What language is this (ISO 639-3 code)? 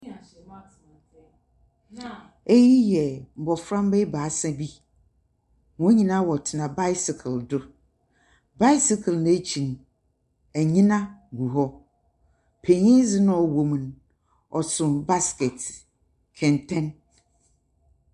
aka